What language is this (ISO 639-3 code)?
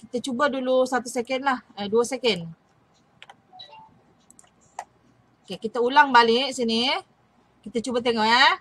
msa